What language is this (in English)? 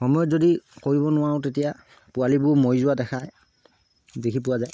Assamese